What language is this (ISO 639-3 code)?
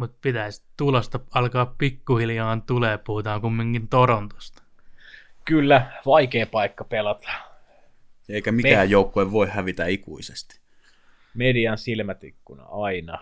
fin